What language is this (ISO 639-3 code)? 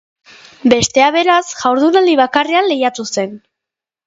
eus